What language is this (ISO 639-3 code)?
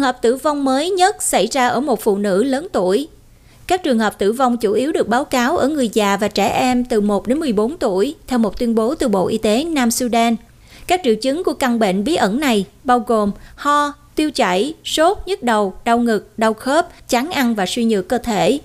vie